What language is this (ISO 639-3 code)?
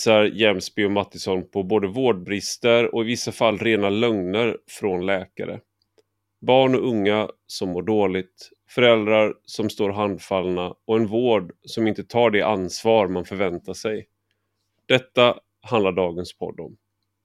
swe